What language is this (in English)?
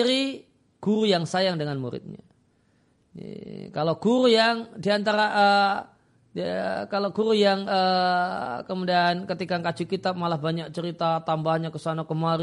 Indonesian